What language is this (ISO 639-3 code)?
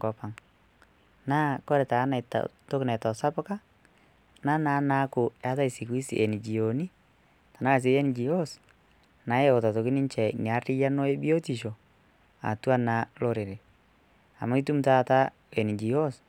mas